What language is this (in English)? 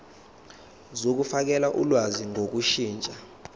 Zulu